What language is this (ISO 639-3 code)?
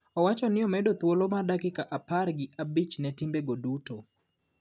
luo